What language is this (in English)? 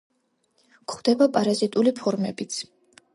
Georgian